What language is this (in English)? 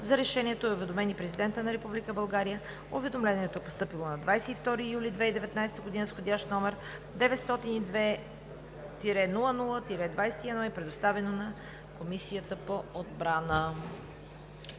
Bulgarian